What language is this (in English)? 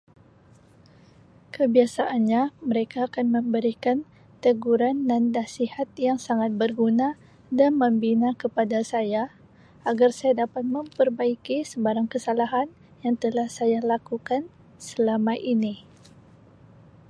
Sabah Malay